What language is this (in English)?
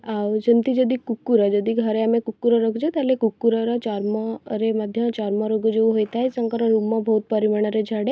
Odia